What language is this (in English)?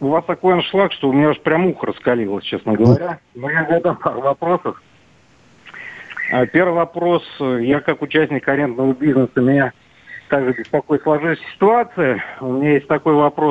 Russian